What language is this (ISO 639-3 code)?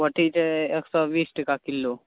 mai